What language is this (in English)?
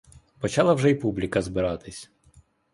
Ukrainian